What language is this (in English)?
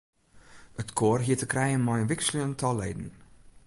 Western Frisian